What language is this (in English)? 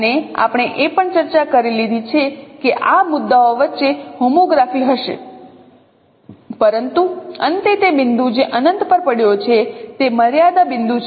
Gujarati